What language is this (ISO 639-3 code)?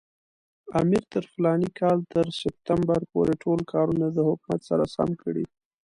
pus